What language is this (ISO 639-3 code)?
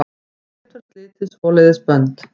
isl